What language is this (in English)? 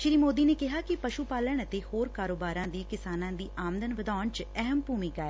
Punjabi